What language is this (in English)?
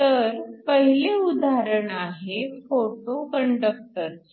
Marathi